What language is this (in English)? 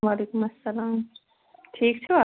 Kashmiri